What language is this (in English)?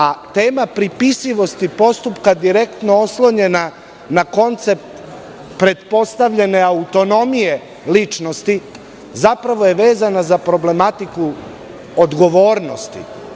Serbian